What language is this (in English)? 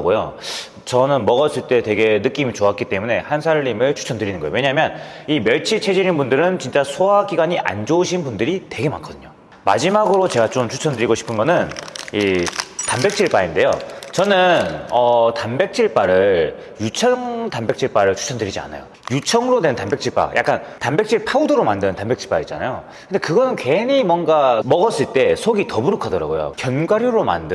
Korean